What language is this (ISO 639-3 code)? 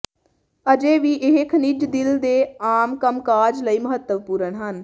pan